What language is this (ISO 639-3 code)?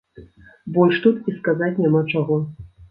bel